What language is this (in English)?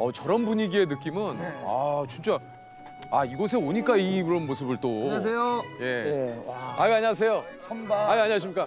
Korean